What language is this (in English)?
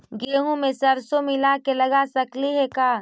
Magahi